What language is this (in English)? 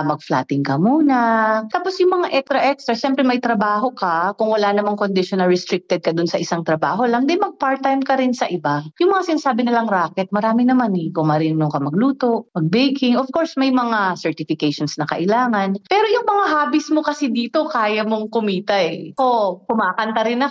Filipino